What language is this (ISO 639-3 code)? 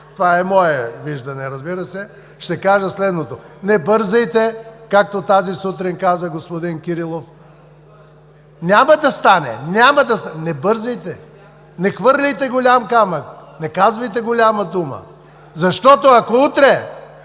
bul